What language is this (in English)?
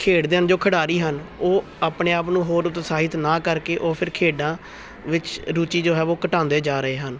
Punjabi